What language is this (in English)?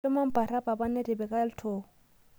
Masai